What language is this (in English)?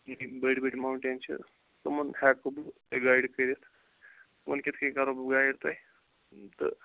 Kashmiri